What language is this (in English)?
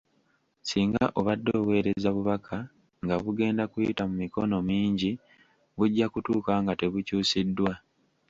Ganda